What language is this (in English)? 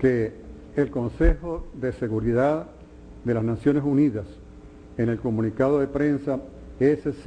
Spanish